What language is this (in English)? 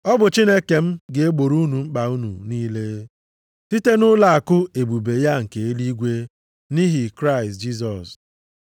Igbo